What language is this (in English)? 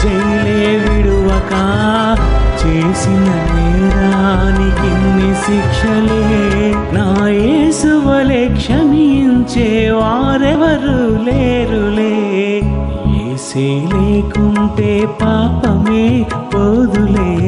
Telugu